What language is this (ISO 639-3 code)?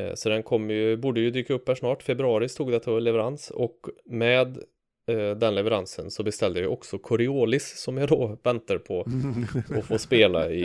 swe